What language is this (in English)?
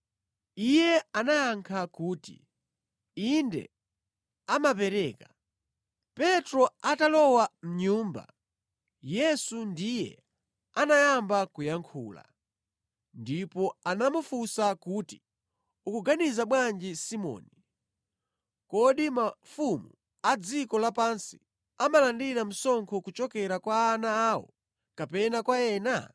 Nyanja